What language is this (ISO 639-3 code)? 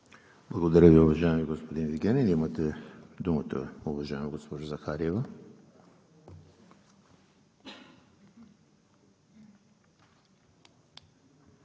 bul